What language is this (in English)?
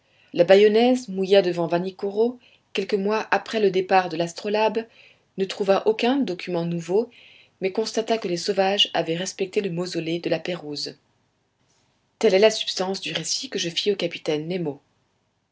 French